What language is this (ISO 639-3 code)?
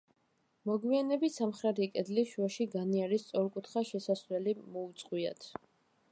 kat